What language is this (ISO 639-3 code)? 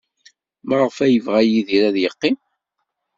kab